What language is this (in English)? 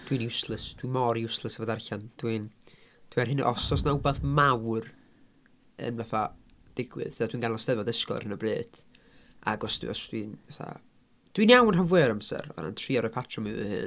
Welsh